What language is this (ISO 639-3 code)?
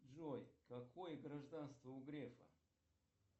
rus